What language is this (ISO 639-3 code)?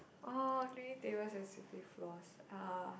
eng